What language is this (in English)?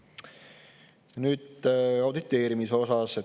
Estonian